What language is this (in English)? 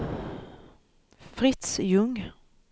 Swedish